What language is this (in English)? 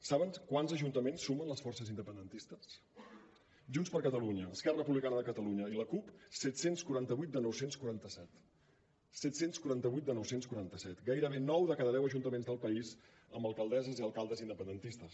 Catalan